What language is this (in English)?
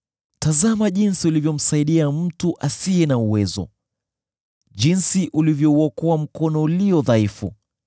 Swahili